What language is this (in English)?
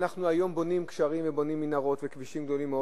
Hebrew